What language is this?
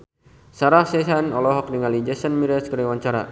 Sundanese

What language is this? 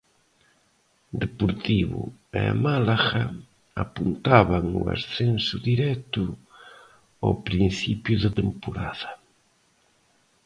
Galician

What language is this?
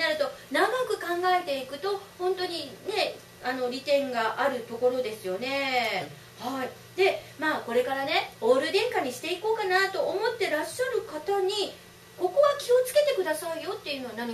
Japanese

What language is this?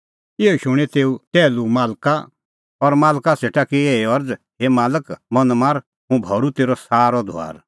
Kullu Pahari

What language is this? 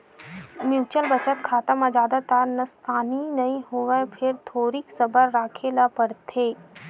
Chhattisgarhi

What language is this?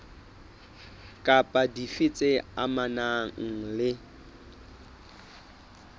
Southern Sotho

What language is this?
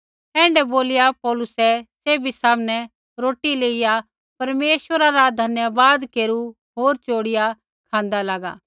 Kullu Pahari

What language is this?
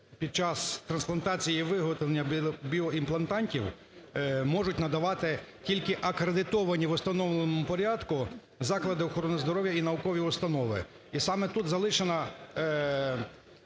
Ukrainian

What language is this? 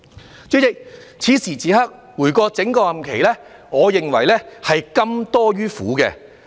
Cantonese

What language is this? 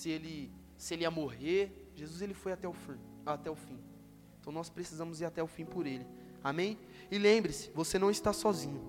Portuguese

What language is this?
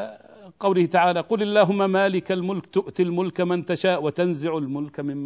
Arabic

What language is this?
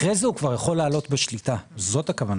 Hebrew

